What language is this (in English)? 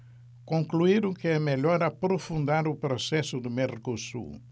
Portuguese